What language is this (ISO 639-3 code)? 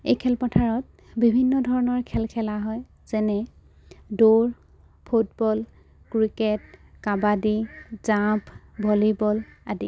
asm